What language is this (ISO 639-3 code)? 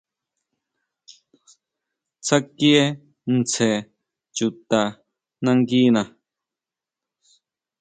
mau